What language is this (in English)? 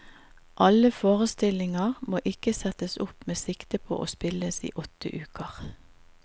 Norwegian